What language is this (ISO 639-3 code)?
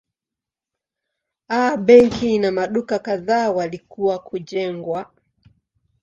swa